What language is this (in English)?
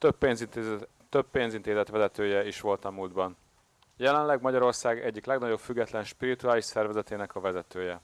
Hungarian